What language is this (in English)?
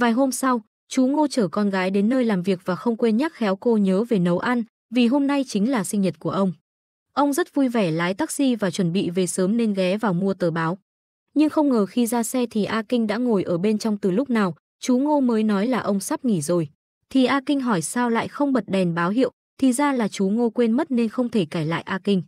Vietnamese